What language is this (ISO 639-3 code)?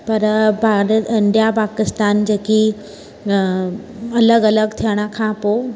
snd